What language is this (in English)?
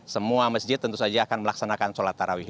Indonesian